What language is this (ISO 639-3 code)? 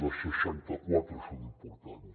cat